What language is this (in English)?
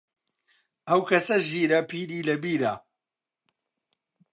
Central Kurdish